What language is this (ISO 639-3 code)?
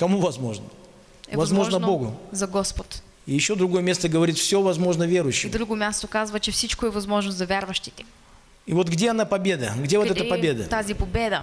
rus